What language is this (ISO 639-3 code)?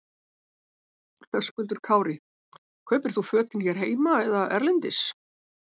isl